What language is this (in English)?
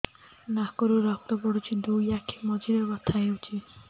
Odia